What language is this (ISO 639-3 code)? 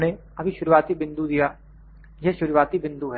hin